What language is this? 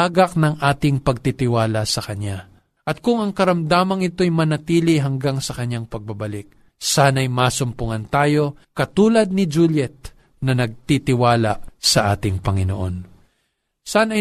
Filipino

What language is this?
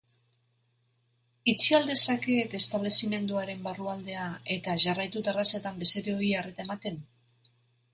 Basque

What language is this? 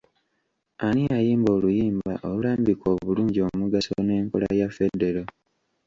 Ganda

